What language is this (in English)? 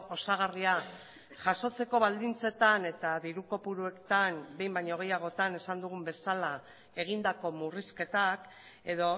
Basque